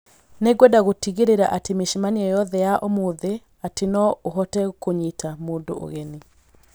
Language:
Kikuyu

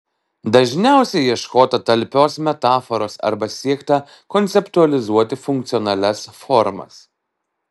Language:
Lithuanian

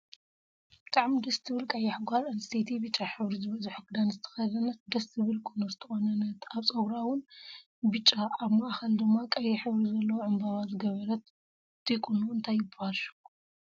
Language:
Tigrinya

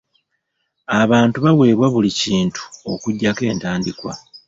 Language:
Ganda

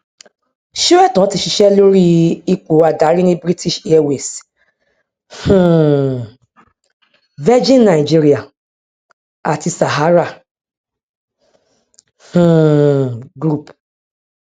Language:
Yoruba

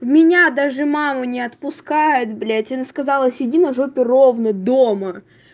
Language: Russian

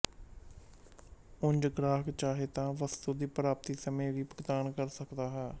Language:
Punjabi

